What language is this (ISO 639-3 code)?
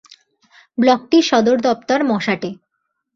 ben